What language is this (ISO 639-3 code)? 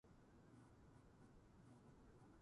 jpn